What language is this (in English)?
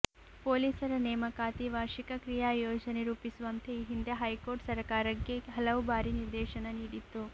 Kannada